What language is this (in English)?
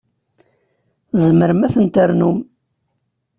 Kabyle